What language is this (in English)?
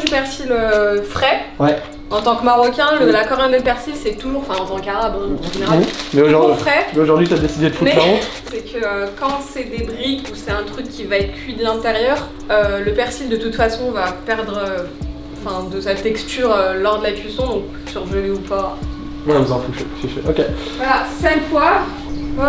French